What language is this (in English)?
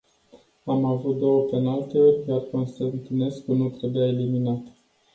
Romanian